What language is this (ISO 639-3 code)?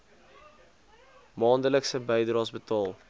afr